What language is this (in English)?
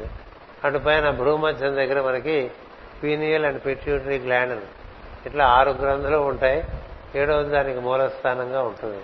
Telugu